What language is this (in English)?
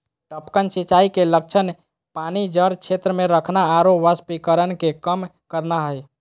Magahi